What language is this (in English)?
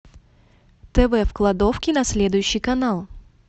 Russian